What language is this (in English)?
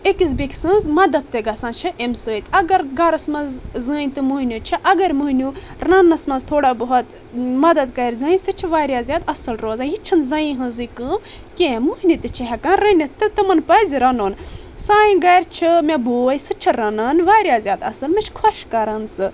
Kashmiri